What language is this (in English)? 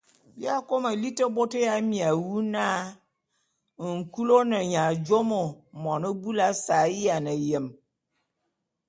Bulu